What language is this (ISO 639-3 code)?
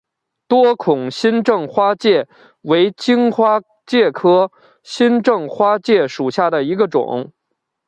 zho